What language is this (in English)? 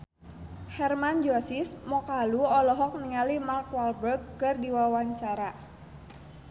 Sundanese